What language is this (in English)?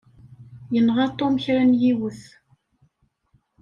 Kabyle